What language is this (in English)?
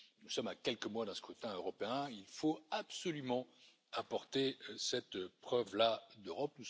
French